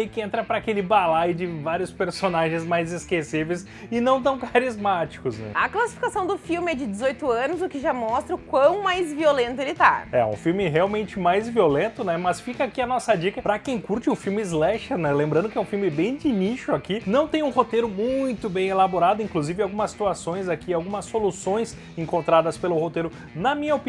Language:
Portuguese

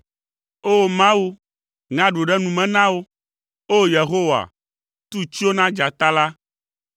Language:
Ewe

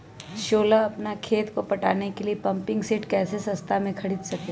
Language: Magahi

